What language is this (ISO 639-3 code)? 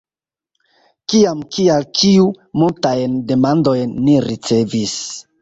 epo